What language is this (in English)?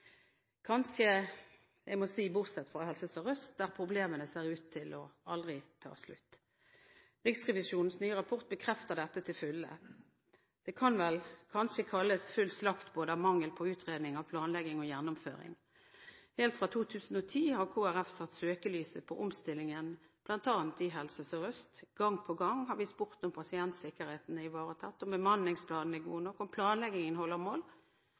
Norwegian Bokmål